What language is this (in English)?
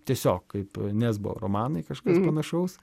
Lithuanian